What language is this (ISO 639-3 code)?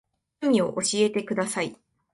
jpn